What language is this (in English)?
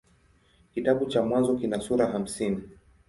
Swahili